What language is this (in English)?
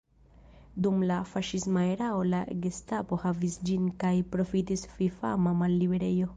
Esperanto